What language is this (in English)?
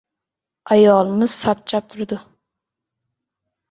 Uzbek